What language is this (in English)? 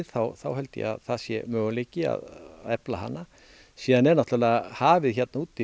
Icelandic